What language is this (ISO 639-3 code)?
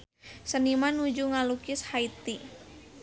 sun